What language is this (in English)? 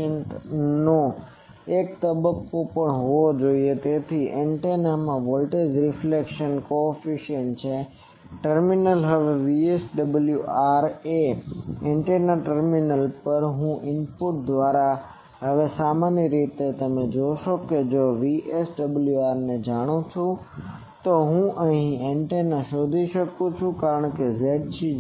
Gujarati